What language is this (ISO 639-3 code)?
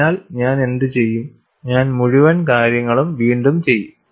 mal